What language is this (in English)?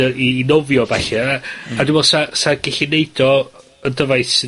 Welsh